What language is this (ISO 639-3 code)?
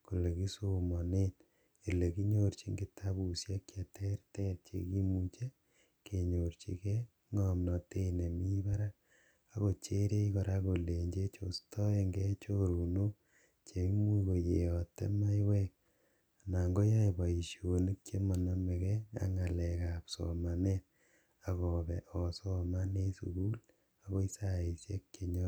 kln